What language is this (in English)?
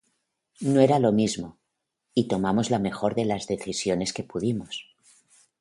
Spanish